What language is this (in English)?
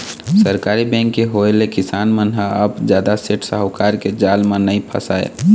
Chhattisgarhi